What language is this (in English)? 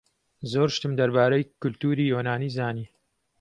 Central Kurdish